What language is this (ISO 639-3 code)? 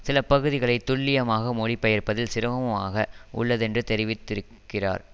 tam